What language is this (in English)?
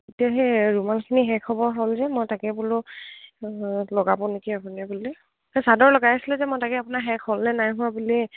Assamese